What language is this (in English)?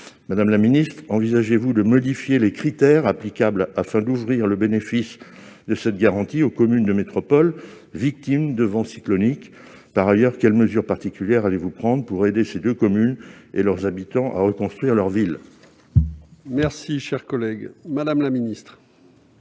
French